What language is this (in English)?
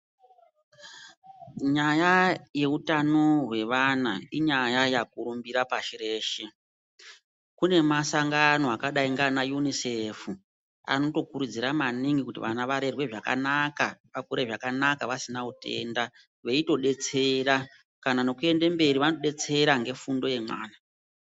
Ndau